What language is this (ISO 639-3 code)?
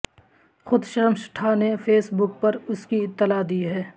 urd